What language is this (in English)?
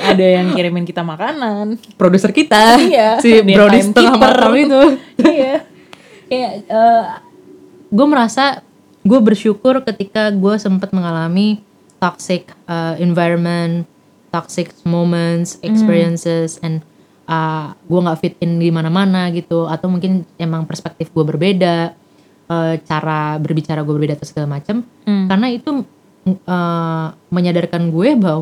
Indonesian